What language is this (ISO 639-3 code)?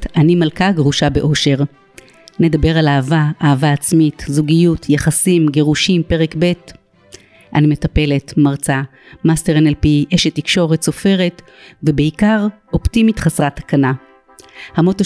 heb